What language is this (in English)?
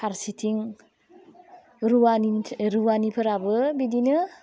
Bodo